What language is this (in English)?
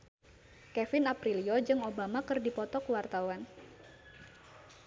Sundanese